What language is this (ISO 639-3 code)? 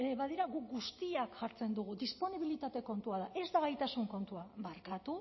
eus